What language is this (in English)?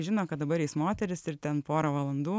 Lithuanian